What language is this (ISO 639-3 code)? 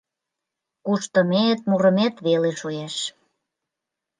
chm